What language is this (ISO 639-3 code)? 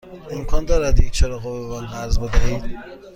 fas